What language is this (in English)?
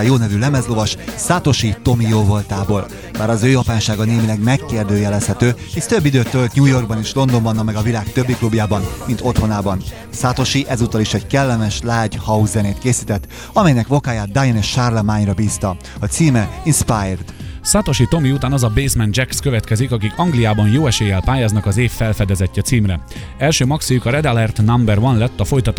Hungarian